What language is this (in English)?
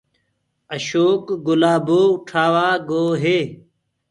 Gurgula